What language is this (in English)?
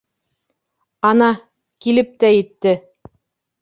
Bashkir